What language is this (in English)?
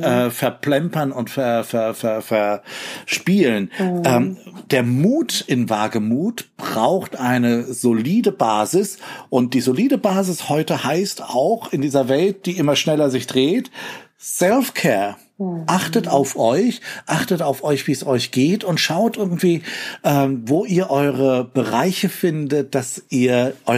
German